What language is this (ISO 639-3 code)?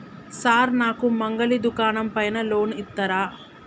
tel